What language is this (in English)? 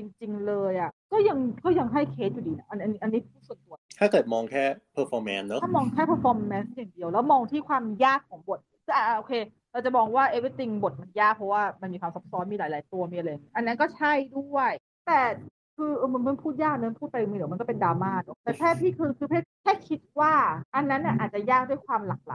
Thai